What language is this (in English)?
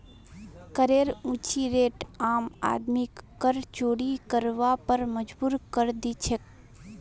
Magahi